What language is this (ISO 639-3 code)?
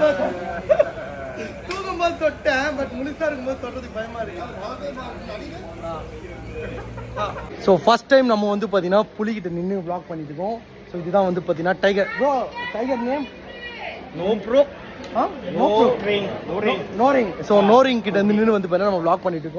tam